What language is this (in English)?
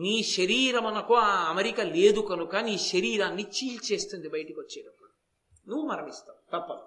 Telugu